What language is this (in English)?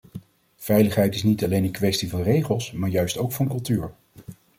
Dutch